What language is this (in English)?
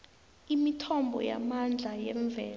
South Ndebele